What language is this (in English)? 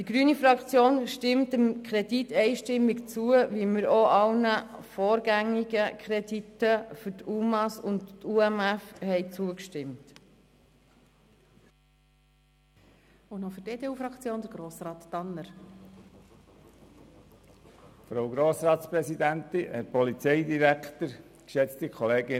Swiss German